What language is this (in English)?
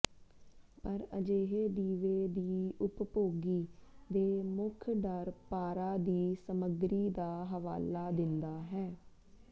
Punjabi